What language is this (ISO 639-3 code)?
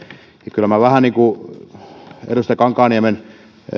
fin